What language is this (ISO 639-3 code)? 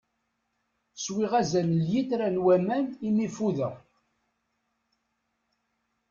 kab